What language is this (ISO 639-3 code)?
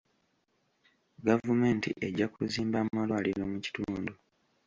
lug